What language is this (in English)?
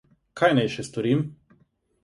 Slovenian